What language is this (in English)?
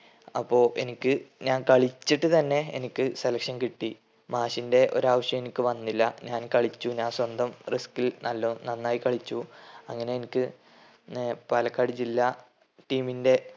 Malayalam